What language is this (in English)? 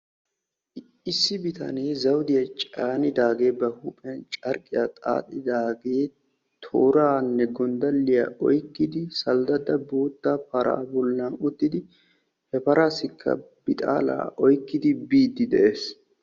Wolaytta